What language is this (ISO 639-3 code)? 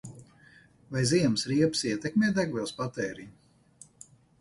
lav